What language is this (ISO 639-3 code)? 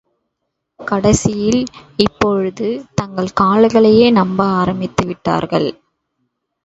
tam